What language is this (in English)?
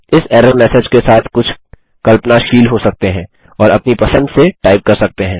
Hindi